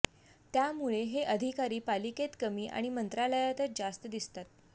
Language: Marathi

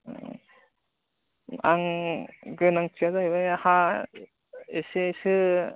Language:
Bodo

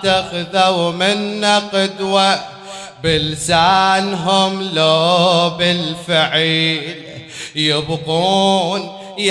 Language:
Arabic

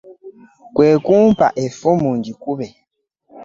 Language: Ganda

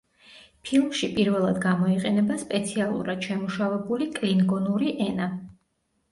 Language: Georgian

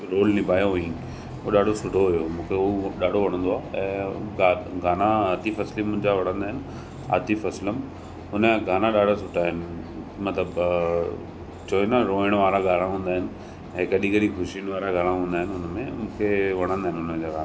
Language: Sindhi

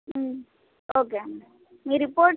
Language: Telugu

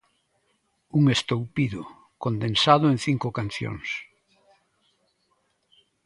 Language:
Galician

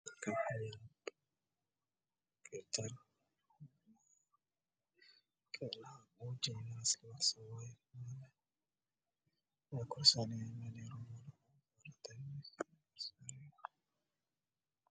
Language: Somali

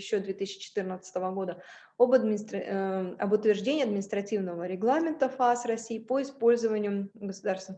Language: Russian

